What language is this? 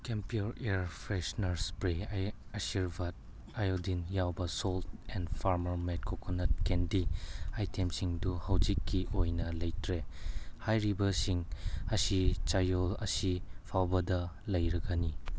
Manipuri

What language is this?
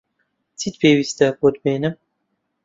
Central Kurdish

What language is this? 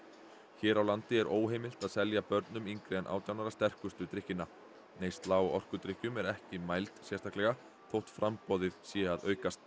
Icelandic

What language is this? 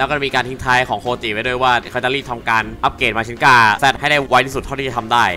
Thai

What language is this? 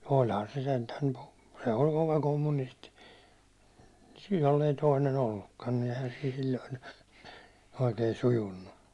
Finnish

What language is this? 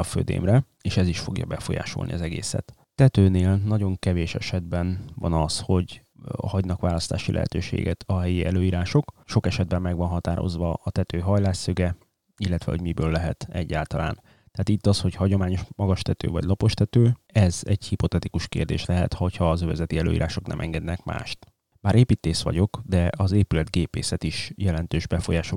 Hungarian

